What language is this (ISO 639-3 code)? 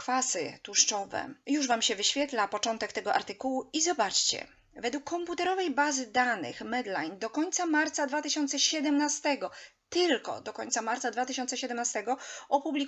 pol